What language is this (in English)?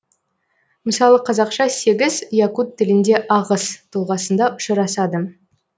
Kazakh